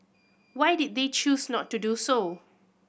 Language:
English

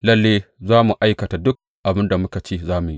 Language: Hausa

